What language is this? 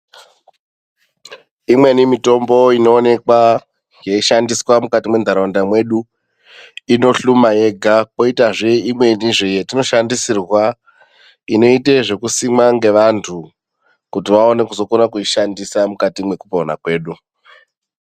Ndau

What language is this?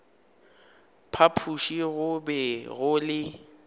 Northern Sotho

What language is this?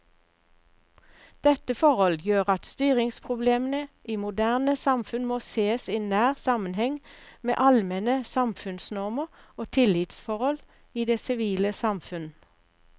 Norwegian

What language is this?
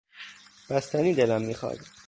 Persian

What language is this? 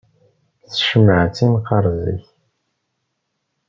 Kabyle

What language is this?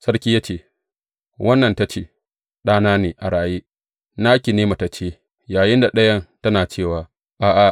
Hausa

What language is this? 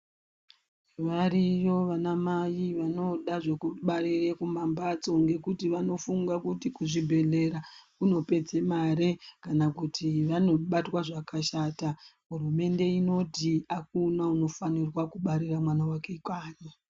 Ndau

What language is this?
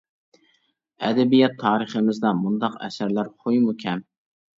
Uyghur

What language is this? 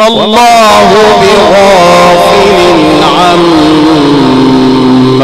Arabic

